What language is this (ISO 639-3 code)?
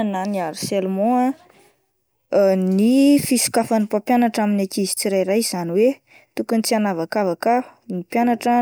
mlg